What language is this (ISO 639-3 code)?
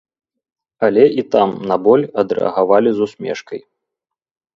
bel